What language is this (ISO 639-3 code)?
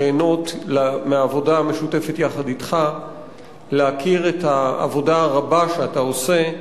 heb